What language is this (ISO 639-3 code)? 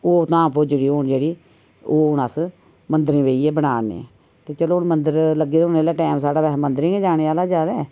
doi